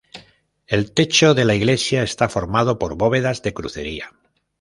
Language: Spanish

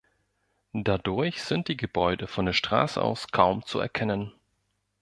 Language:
German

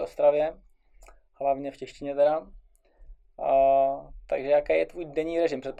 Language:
Czech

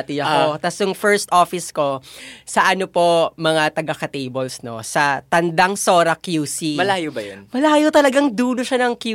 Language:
Filipino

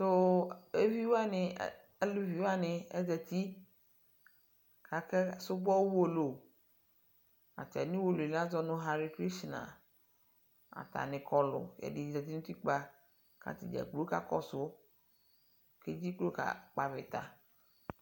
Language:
Ikposo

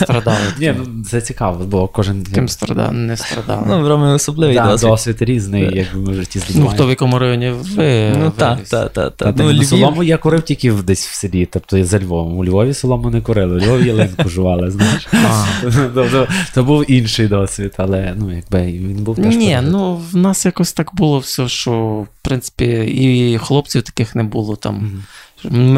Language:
Ukrainian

